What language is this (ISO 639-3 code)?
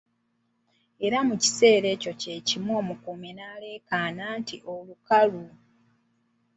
lug